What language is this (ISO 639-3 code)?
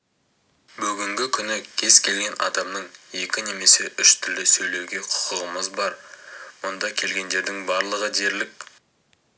kaz